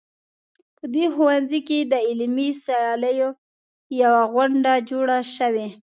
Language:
Pashto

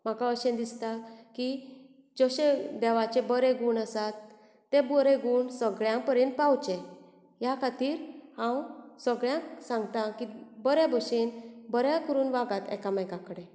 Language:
Konkani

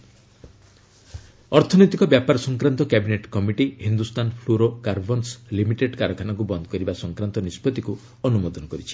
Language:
Odia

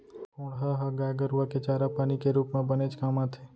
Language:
Chhattisgarhi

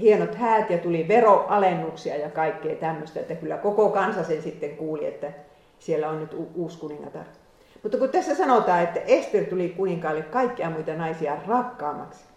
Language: Finnish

